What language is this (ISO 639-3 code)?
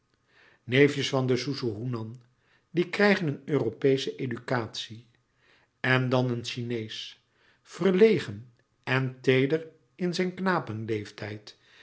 nld